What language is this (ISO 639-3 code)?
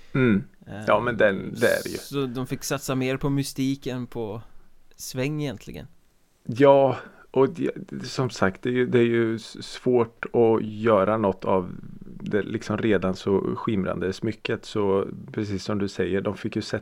swe